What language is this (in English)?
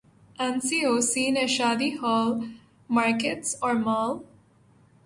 Urdu